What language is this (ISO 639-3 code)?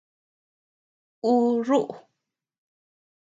cux